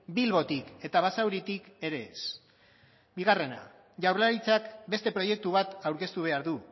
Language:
Basque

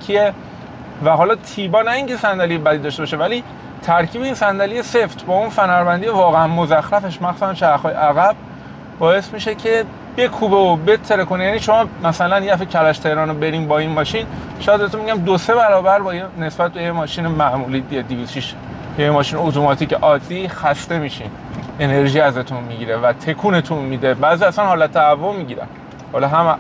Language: Persian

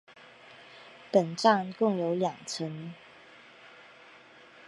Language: Chinese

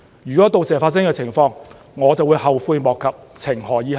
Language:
Cantonese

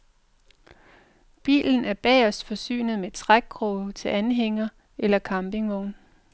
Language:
Danish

